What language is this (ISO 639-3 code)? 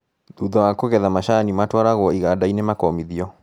kik